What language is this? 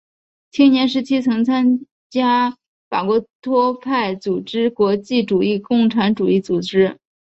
Chinese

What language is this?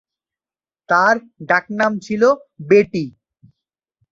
Bangla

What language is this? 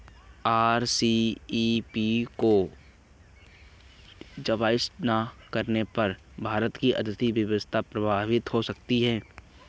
Hindi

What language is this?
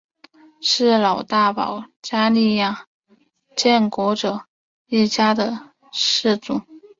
Chinese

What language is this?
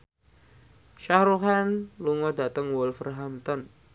Javanese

